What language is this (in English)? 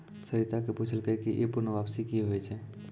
Maithili